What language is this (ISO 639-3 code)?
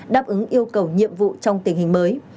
vie